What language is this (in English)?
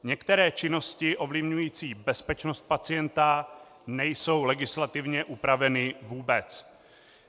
Czech